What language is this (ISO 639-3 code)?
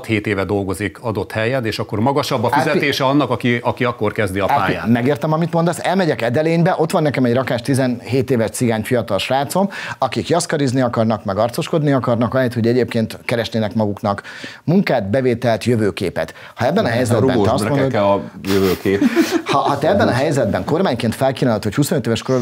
hun